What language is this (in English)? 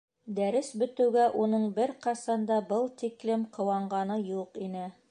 Bashkir